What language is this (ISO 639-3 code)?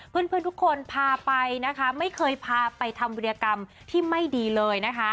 tha